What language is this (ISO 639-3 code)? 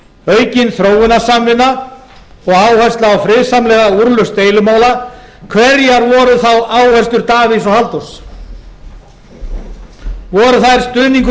isl